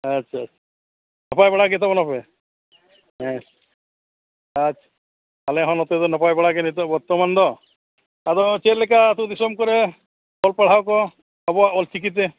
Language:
Santali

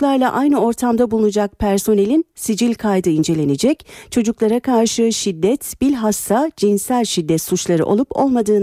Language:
Turkish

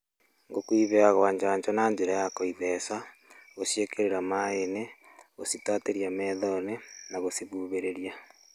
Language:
Kikuyu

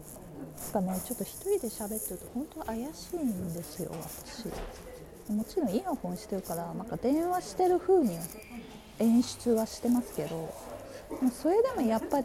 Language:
Japanese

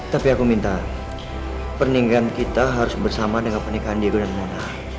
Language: Indonesian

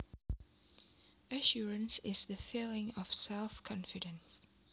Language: Javanese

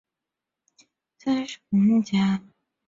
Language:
Chinese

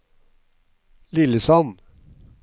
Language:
Norwegian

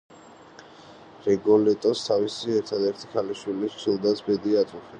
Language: Georgian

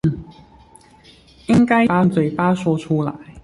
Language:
Chinese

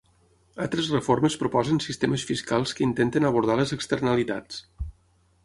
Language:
Catalan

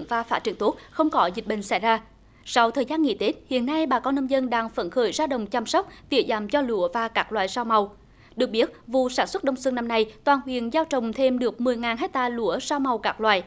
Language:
Vietnamese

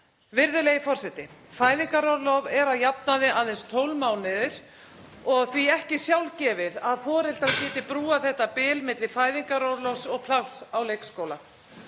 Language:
Icelandic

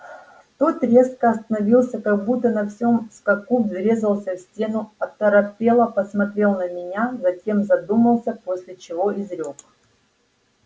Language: Russian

